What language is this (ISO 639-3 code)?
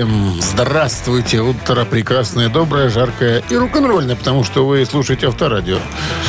rus